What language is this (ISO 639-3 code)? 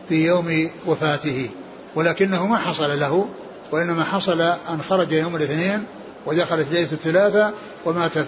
ara